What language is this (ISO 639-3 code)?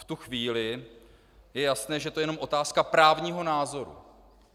ces